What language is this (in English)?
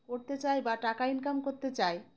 Bangla